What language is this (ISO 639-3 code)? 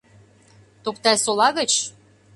chm